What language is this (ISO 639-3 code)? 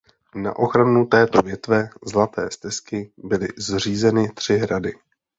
ces